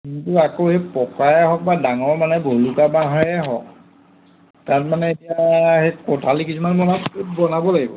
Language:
Assamese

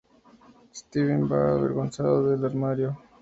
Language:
Spanish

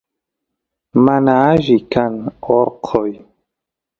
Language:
Santiago del Estero Quichua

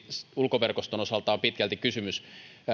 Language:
Finnish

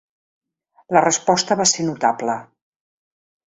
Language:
Catalan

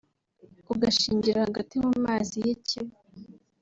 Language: Kinyarwanda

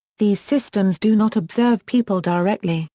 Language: English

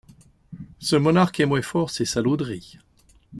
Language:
French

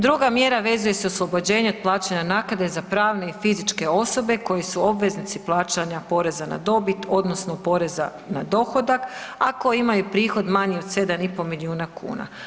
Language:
Croatian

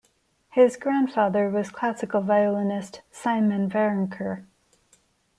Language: English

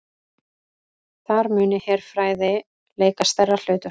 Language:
Icelandic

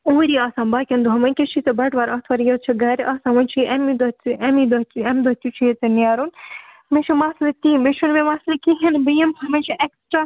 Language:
Kashmiri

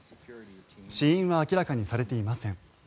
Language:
Japanese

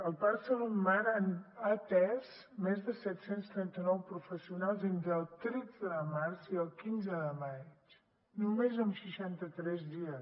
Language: Catalan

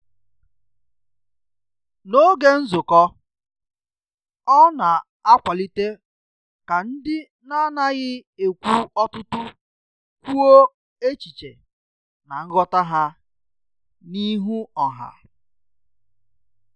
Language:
Igbo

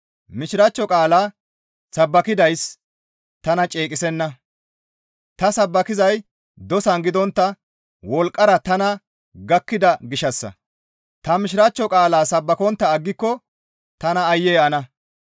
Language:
Gamo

